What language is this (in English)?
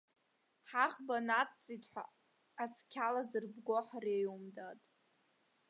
Abkhazian